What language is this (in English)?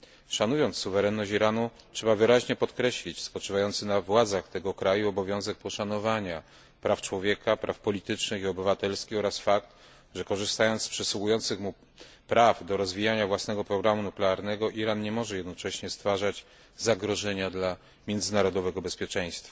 Polish